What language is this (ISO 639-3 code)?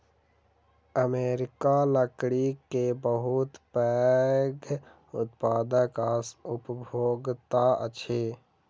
mai